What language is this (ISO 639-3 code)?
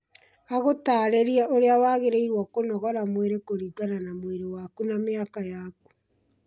kik